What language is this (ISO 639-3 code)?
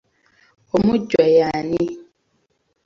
lug